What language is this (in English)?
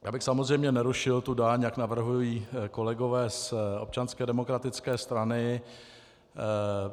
Czech